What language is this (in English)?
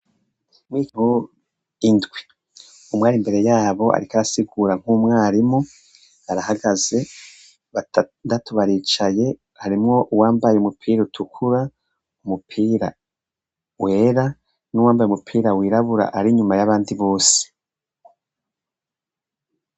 Rundi